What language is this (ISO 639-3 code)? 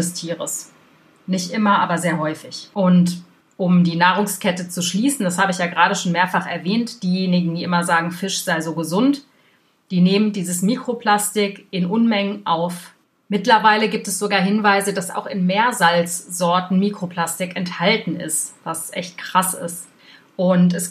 deu